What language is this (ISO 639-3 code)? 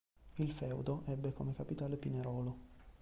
ita